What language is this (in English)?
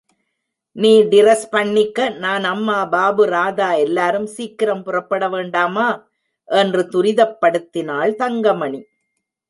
Tamil